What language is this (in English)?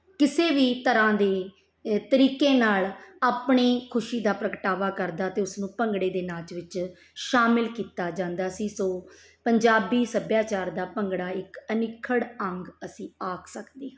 Punjabi